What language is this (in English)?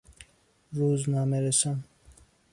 Persian